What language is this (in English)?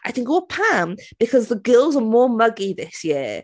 Welsh